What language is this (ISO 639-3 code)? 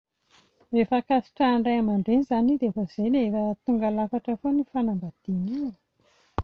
mlg